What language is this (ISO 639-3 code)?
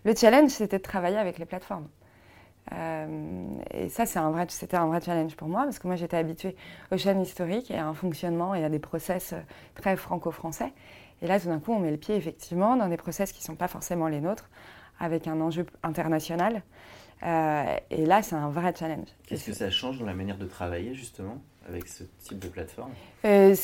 fra